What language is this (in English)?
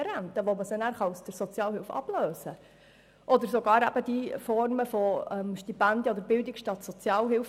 Swiss German